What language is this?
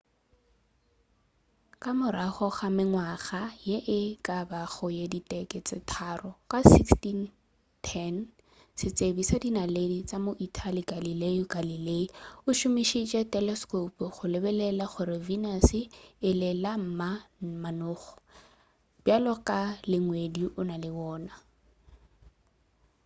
Northern Sotho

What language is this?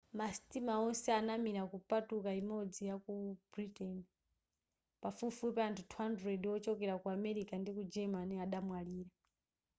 Nyanja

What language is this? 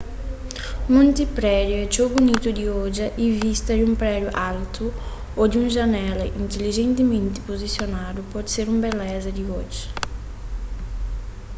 Kabuverdianu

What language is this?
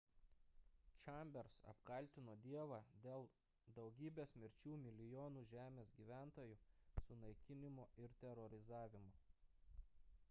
Lithuanian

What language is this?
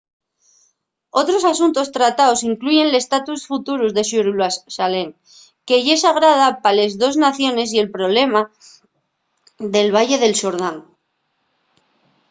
Asturian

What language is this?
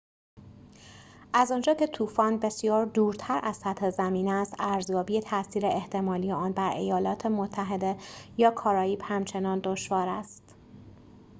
Persian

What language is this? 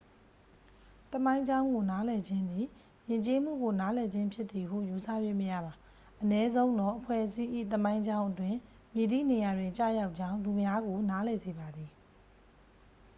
Burmese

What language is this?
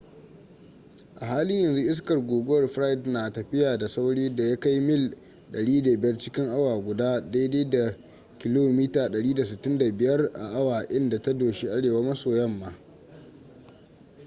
Hausa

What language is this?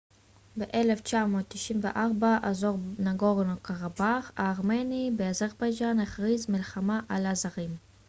Hebrew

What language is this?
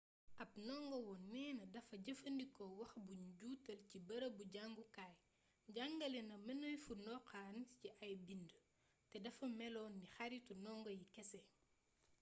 Wolof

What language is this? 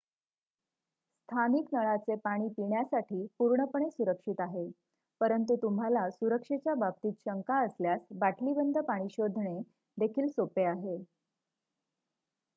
Marathi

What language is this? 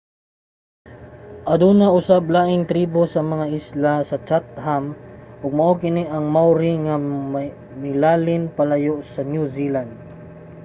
Cebuano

